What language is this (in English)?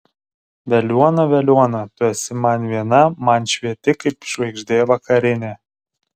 Lithuanian